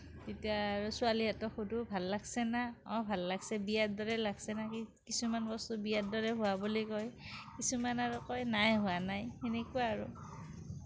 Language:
Assamese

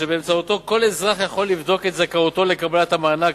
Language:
Hebrew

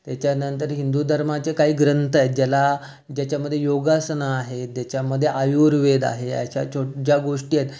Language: Marathi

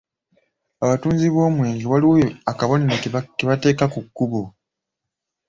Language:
Ganda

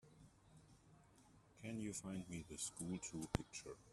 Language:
English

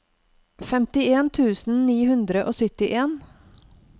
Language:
Norwegian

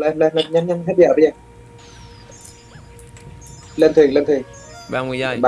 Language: Vietnamese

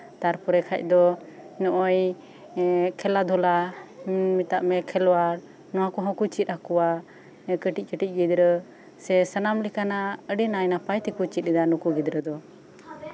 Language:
Santali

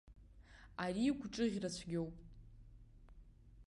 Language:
Abkhazian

